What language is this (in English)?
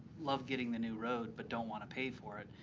English